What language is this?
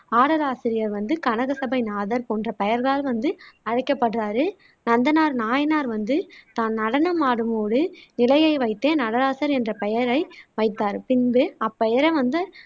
Tamil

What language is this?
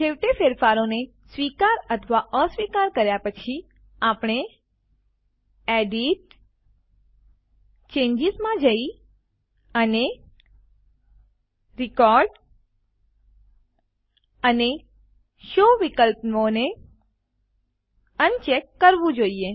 Gujarati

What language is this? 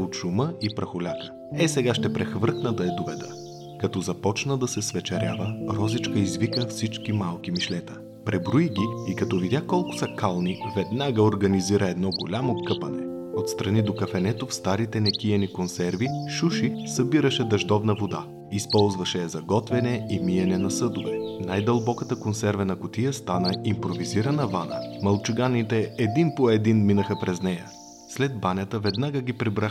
Bulgarian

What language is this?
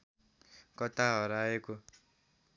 Nepali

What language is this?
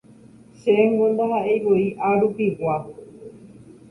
Guarani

